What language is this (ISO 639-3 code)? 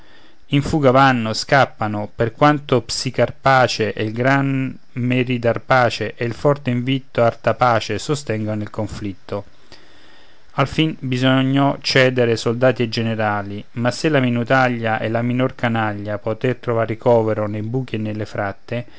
ita